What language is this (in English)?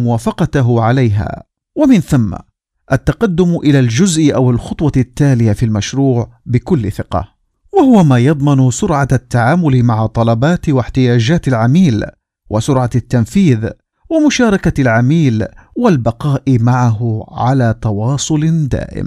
Arabic